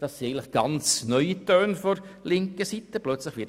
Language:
Swiss German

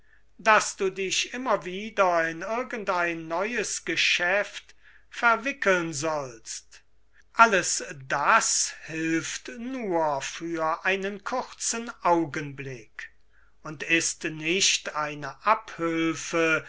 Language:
German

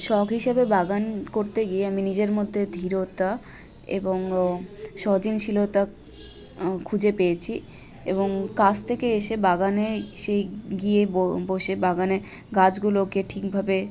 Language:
Bangla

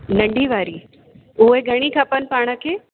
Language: Sindhi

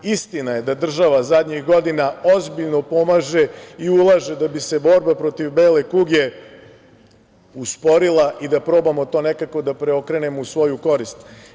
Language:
Serbian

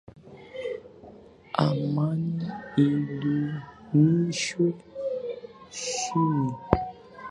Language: Swahili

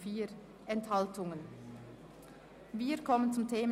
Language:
Swiss German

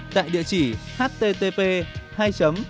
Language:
Vietnamese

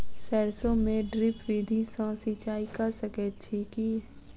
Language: Maithili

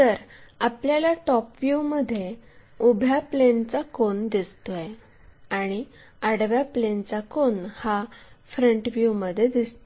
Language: Marathi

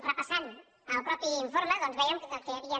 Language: Catalan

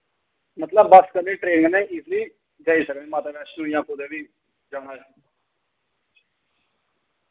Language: Dogri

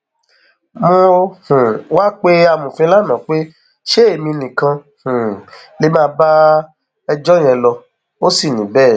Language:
Yoruba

